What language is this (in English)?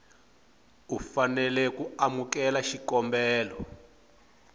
Tsonga